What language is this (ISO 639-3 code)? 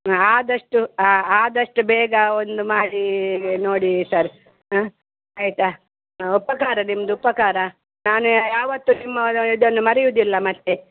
kan